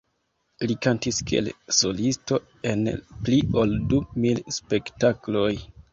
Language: Esperanto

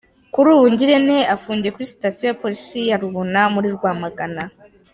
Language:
Kinyarwanda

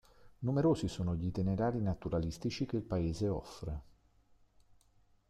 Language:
Italian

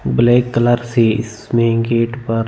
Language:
Hindi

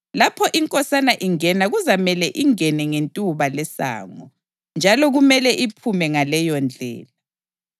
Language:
North Ndebele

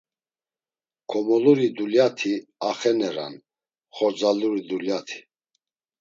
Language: Laz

